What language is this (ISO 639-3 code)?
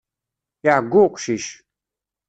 kab